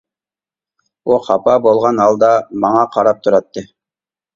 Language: Uyghur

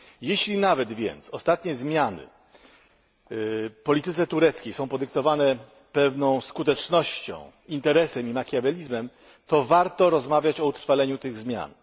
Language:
Polish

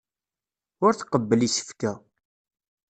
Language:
Kabyle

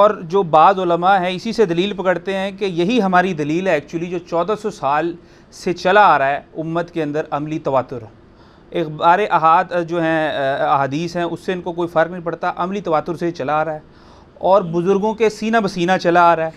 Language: Urdu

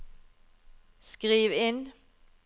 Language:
Norwegian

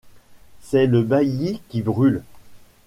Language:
French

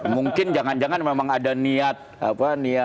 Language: Indonesian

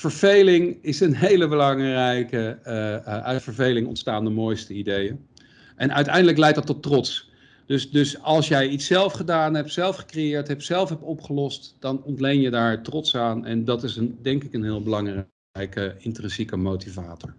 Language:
Dutch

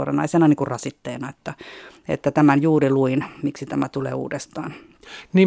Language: Finnish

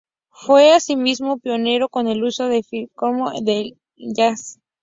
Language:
Spanish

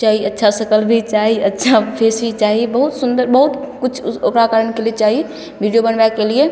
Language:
Maithili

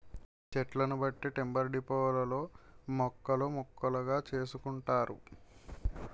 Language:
Telugu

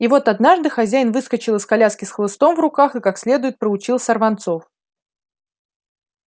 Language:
Russian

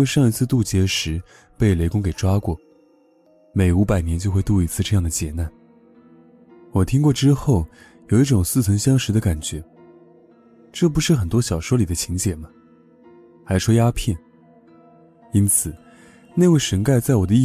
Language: Chinese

